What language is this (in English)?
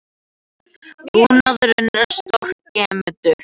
Icelandic